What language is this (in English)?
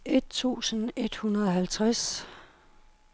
Danish